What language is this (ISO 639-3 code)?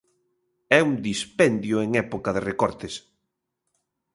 glg